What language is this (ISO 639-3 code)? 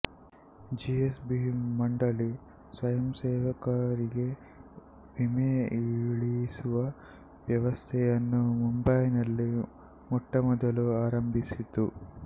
kan